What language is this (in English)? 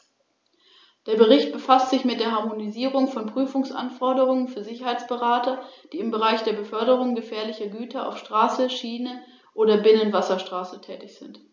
German